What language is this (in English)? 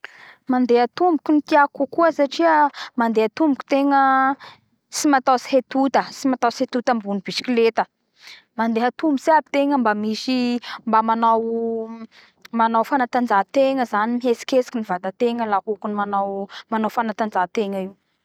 Bara Malagasy